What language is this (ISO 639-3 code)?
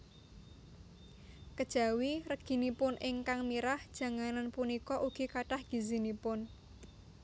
jav